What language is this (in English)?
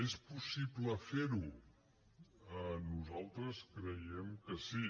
Catalan